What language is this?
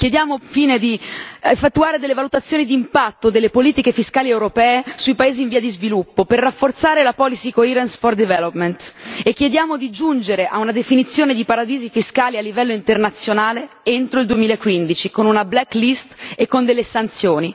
Italian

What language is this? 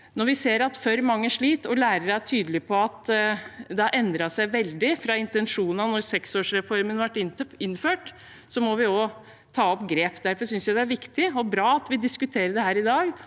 Norwegian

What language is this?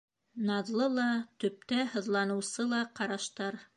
Bashkir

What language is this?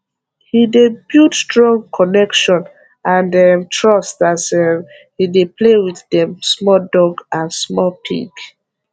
Nigerian Pidgin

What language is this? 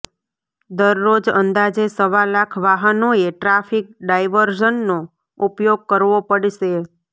Gujarati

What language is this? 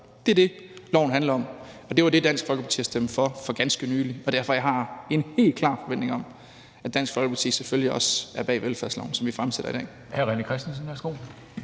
Danish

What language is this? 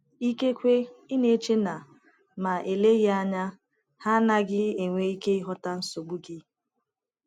Igbo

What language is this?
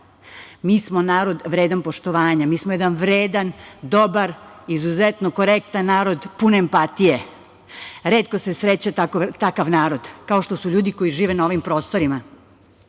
Serbian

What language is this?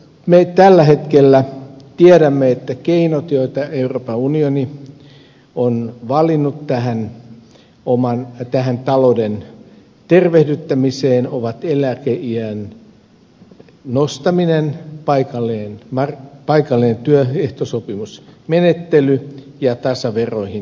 Finnish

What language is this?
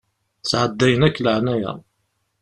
Kabyle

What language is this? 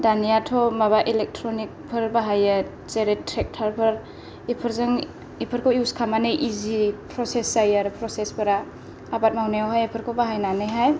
Bodo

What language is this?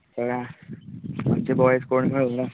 Konkani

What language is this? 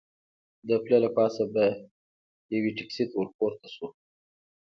Pashto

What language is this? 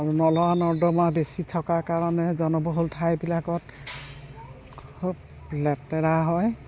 Assamese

